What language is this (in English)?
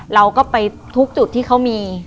Thai